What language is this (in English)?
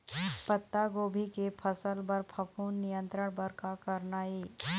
Chhattisgarhi